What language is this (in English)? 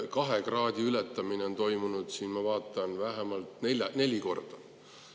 Estonian